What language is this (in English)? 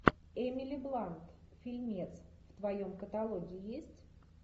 Russian